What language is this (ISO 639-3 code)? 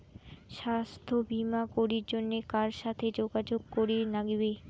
ben